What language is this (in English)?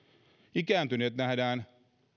Finnish